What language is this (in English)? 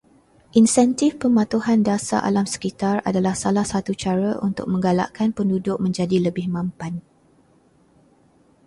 Malay